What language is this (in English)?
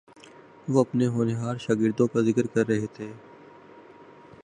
Urdu